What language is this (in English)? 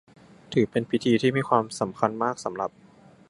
Thai